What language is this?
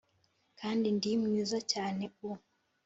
Kinyarwanda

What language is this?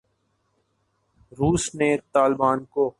Urdu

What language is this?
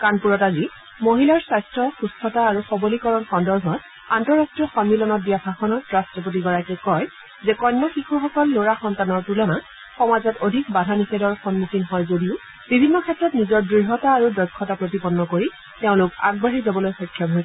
Assamese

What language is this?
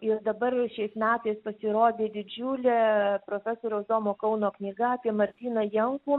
Lithuanian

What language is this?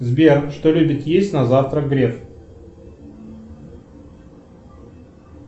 Russian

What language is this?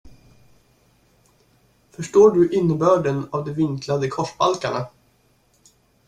Swedish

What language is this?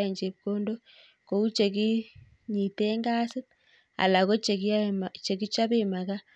Kalenjin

